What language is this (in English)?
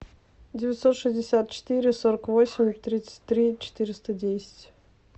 Russian